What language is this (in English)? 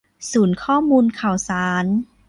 Thai